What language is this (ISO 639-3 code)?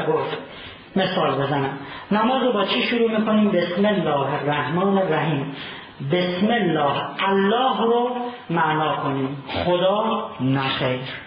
fas